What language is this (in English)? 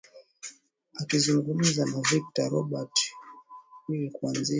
Swahili